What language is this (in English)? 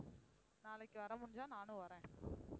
Tamil